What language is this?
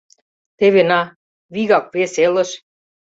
Mari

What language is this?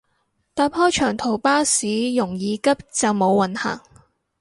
Cantonese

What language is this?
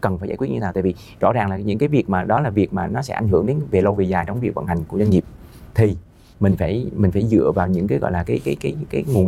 Vietnamese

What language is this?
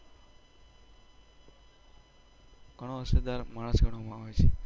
Gujarati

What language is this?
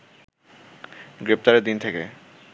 Bangla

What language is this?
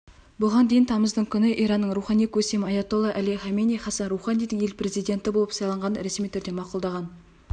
Kazakh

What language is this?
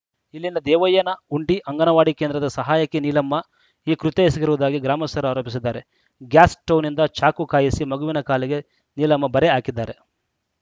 Kannada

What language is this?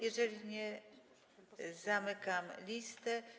Polish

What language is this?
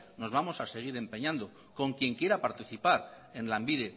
Spanish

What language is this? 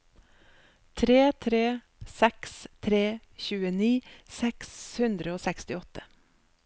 Norwegian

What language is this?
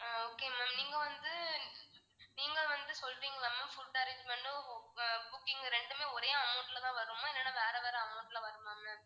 Tamil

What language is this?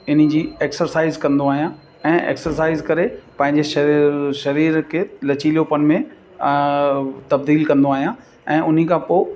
Sindhi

